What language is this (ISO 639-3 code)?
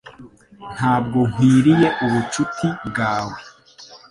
kin